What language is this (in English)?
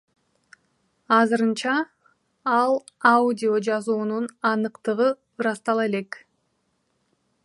Kyrgyz